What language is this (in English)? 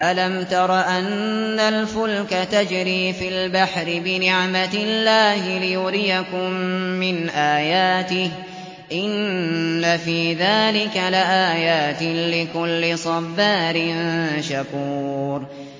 Arabic